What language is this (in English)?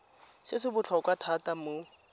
Tswana